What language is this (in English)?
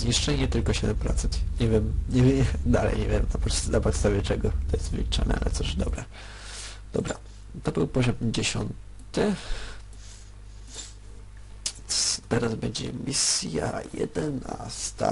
Polish